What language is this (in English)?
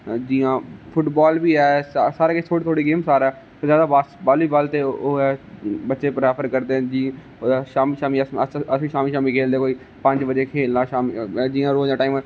Dogri